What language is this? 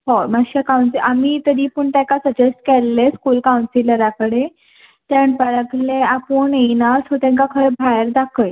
Konkani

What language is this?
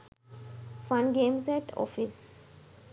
Sinhala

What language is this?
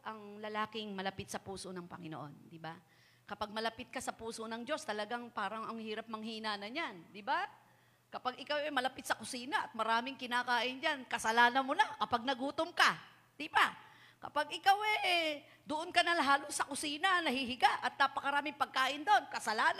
Filipino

